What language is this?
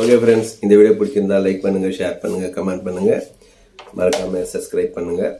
Tajik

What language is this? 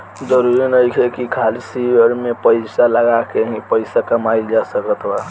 Bhojpuri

